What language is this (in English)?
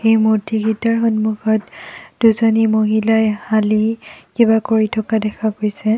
Assamese